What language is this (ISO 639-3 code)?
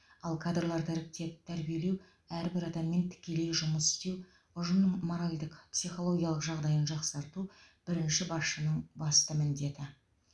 kaz